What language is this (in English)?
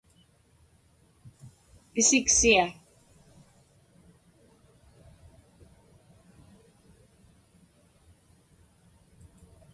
Inupiaq